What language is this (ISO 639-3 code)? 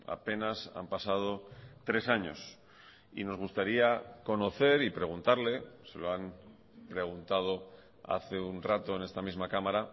spa